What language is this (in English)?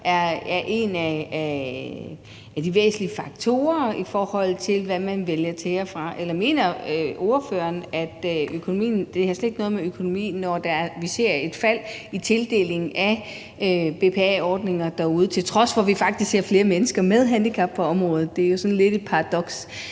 Danish